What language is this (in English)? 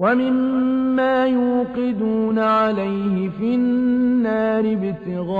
Arabic